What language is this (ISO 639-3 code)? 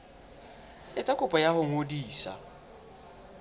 sot